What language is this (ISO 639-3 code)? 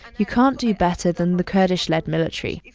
eng